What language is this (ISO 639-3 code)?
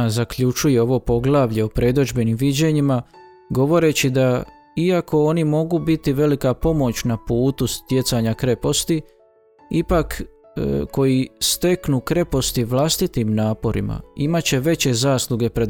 hrv